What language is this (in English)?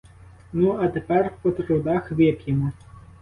Ukrainian